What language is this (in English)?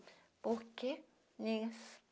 Portuguese